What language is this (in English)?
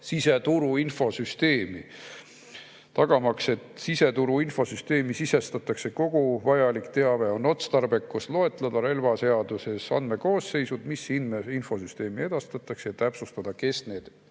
Estonian